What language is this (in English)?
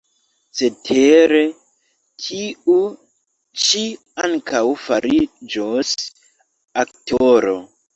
Esperanto